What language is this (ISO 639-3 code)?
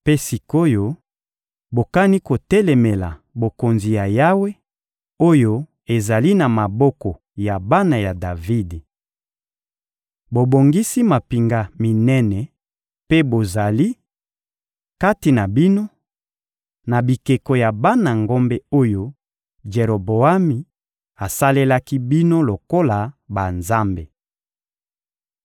lin